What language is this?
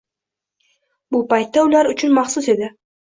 Uzbek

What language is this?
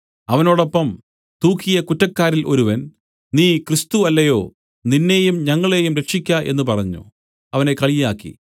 Malayalam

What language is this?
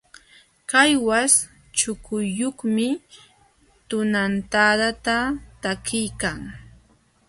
Jauja Wanca Quechua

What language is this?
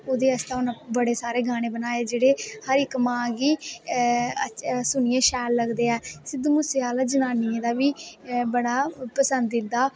Dogri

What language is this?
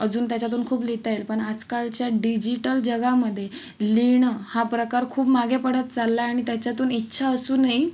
Marathi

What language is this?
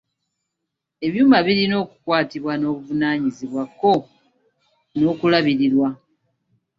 Ganda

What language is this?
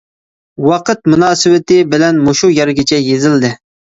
Uyghur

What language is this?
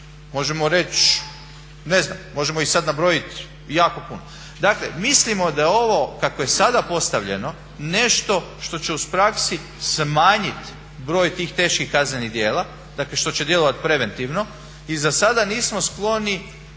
Croatian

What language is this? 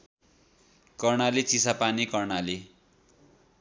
Nepali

